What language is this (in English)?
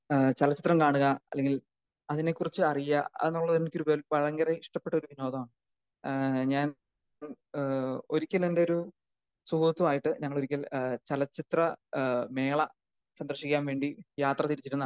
Malayalam